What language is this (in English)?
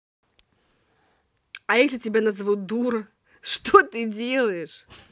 Russian